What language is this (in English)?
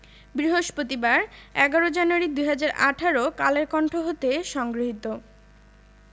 Bangla